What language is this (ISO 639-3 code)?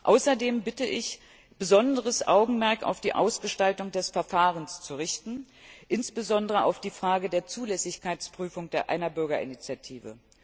deu